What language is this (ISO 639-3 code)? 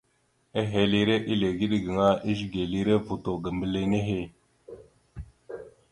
mxu